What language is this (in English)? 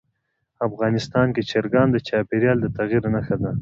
Pashto